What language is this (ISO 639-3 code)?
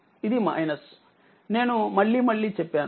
tel